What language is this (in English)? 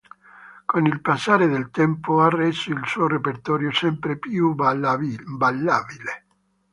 Italian